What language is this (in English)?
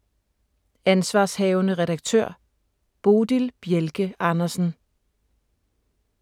Danish